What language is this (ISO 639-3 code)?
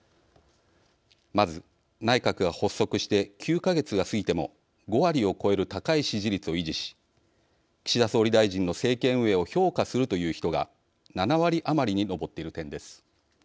jpn